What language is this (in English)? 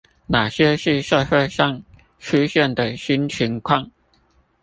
Chinese